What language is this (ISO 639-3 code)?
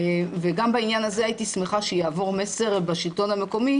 heb